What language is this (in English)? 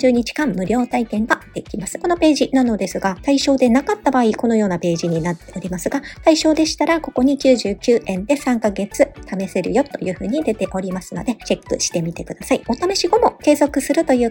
Japanese